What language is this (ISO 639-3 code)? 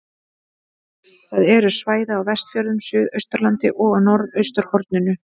isl